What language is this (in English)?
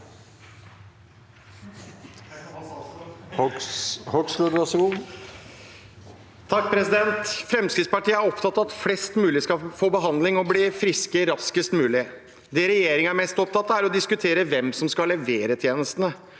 Norwegian